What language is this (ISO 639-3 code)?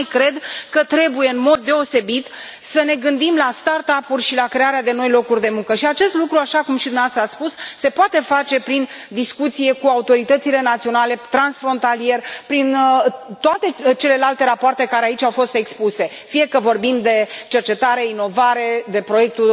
ron